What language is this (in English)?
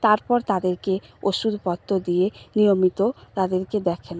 Bangla